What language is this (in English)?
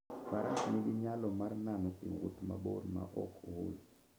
Luo (Kenya and Tanzania)